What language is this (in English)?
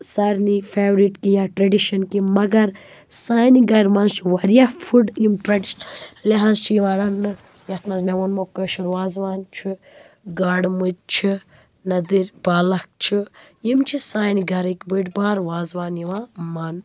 Kashmiri